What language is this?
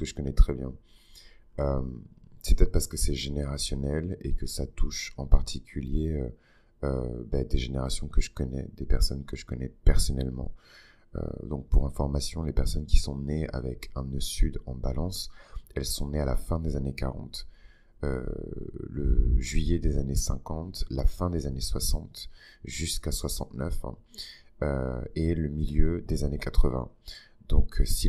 French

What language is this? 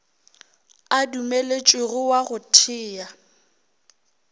Northern Sotho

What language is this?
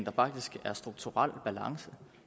Danish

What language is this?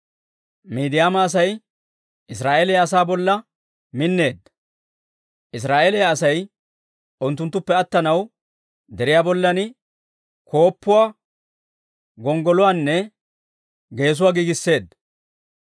Dawro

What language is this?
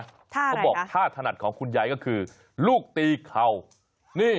Thai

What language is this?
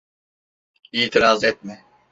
Turkish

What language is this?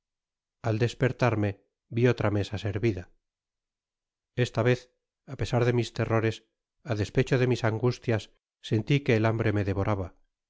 Spanish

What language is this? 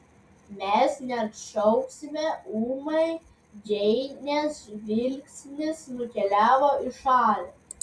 Lithuanian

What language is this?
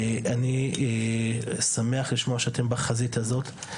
Hebrew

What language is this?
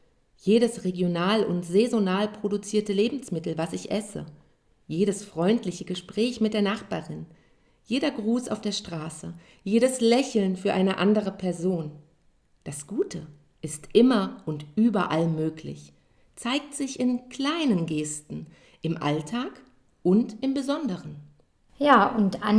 German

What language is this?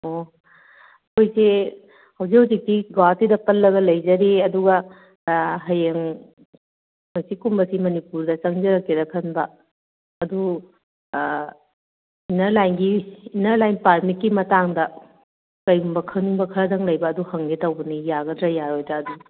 Manipuri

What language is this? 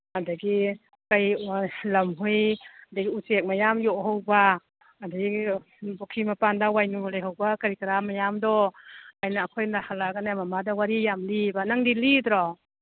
Manipuri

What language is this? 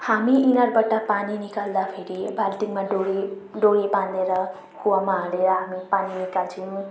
Nepali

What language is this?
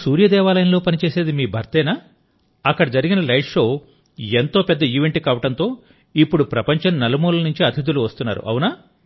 Telugu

